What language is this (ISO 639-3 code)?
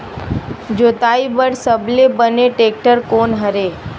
hne